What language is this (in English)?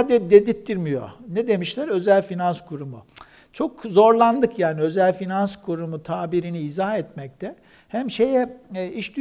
Turkish